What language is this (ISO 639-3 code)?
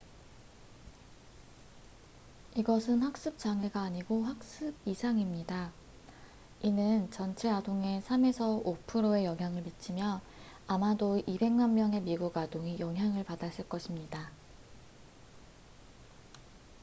kor